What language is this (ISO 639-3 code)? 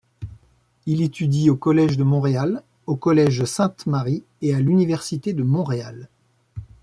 fra